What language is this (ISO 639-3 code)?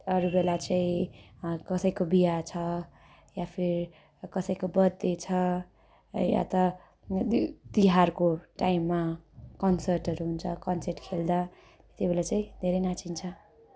nep